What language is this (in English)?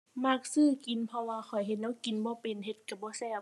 Thai